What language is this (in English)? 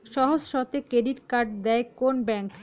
Bangla